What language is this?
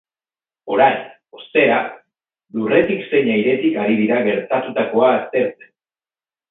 Basque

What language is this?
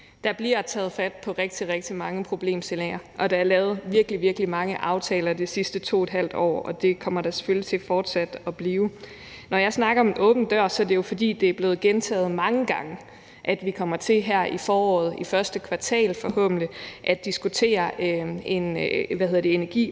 Danish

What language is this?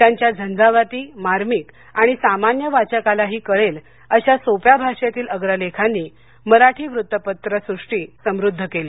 Marathi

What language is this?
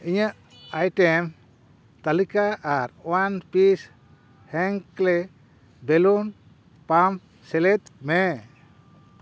Santali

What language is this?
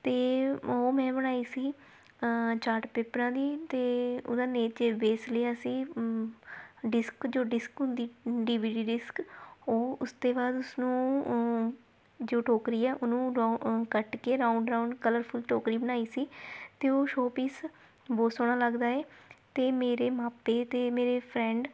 Punjabi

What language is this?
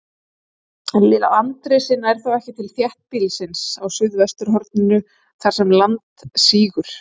Icelandic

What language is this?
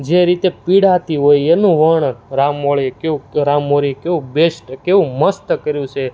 Gujarati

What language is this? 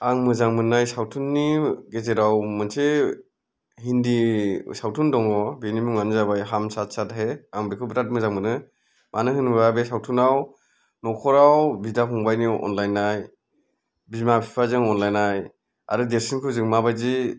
Bodo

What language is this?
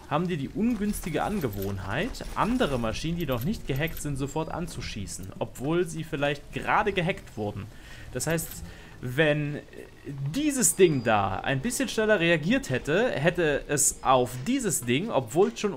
German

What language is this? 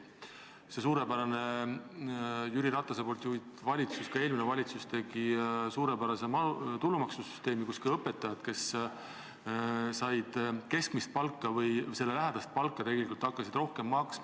Estonian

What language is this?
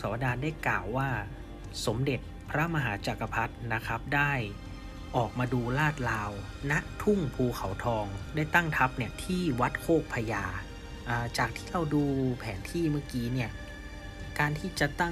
Thai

